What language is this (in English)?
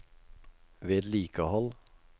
Norwegian